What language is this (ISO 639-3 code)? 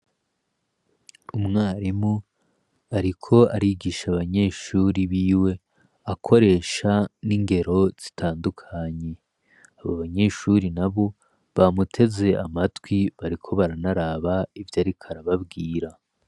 run